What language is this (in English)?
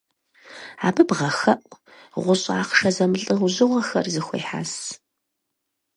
Kabardian